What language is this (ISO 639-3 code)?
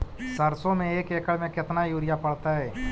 mag